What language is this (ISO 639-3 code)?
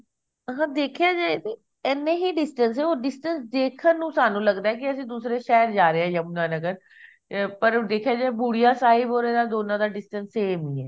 pan